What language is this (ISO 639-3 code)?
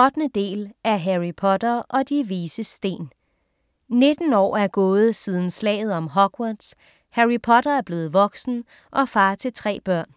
dan